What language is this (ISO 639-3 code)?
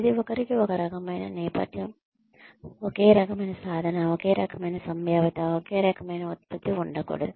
tel